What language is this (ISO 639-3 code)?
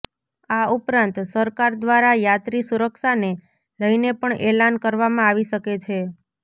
guj